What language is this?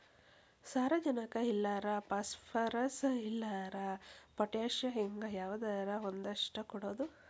Kannada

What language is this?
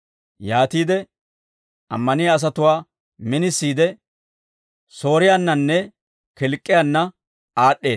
Dawro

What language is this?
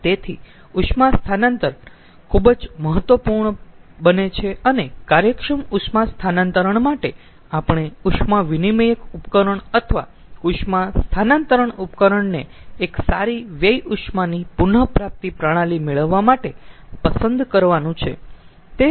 Gujarati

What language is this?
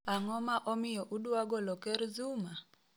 Luo (Kenya and Tanzania)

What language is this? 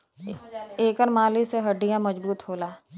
Bhojpuri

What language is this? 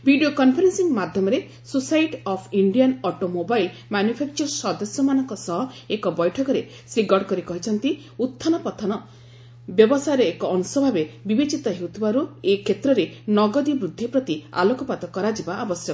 Odia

